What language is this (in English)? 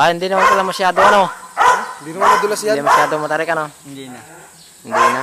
Filipino